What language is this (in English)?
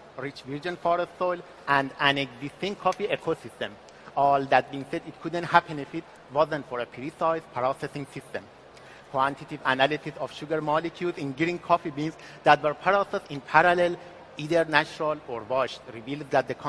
Persian